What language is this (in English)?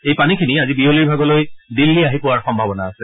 Assamese